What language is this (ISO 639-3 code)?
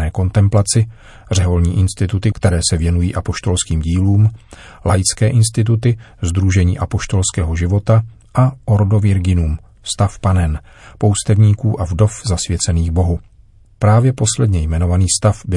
ces